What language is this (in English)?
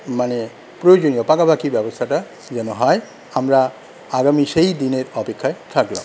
Bangla